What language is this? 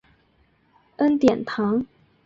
Chinese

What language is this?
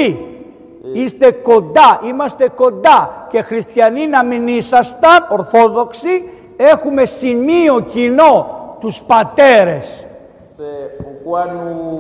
Greek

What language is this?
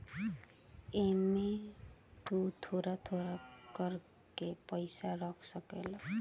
Bhojpuri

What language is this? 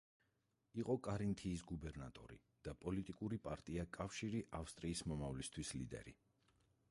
Georgian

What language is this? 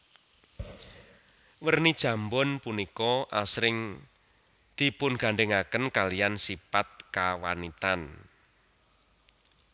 Javanese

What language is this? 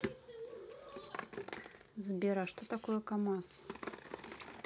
Russian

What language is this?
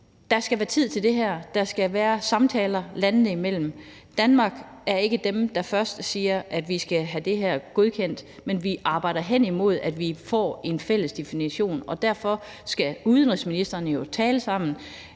Danish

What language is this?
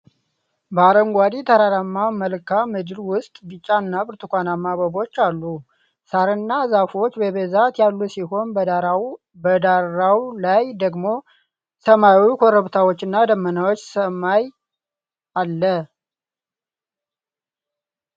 Amharic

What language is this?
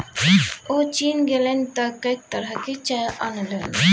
Maithili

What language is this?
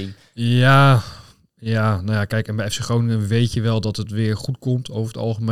Dutch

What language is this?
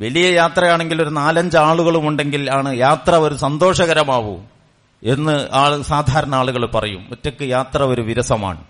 Malayalam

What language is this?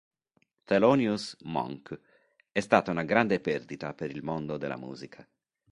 Italian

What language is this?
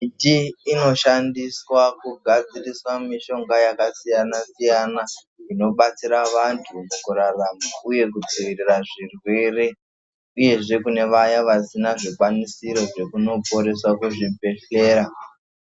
Ndau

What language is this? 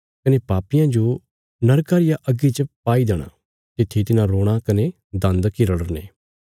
Bilaspuri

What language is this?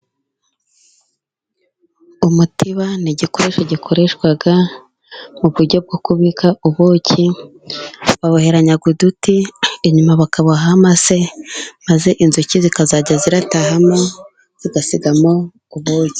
Kinyarwanda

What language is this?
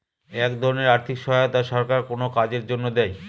Bangla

